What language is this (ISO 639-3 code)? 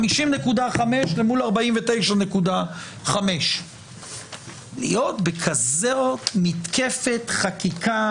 heb